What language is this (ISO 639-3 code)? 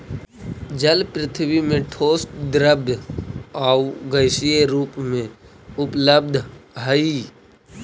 mag